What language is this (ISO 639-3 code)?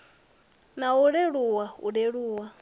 ven